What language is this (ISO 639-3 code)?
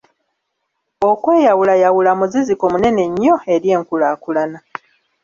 lug